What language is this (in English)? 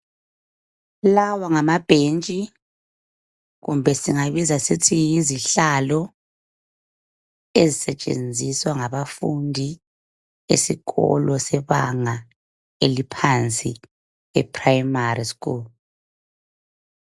North Ndebele